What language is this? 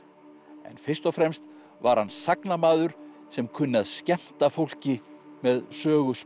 Icelandic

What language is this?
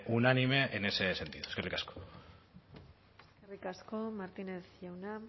Basque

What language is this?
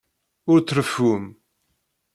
Kabyle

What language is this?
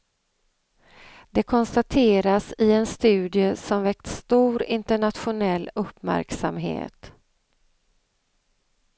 Swedish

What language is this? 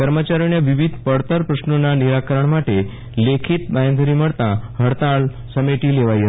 Gujarati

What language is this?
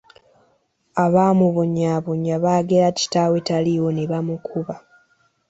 Ganda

